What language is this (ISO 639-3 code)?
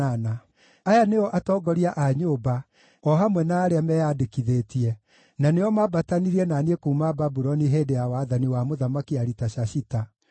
kik